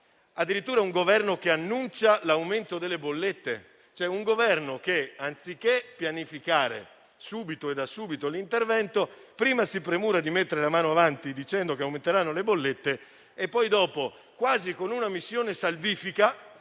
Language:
Italian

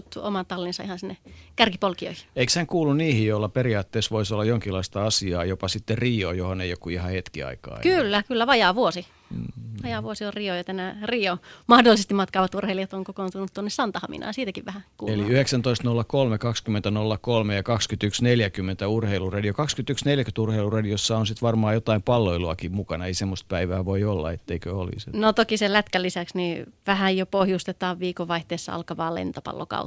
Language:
Finnish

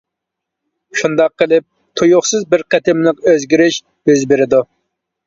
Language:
Uyghur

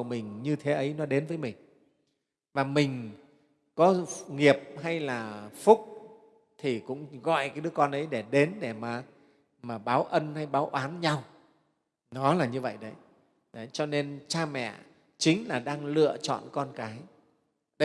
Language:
Vietnamese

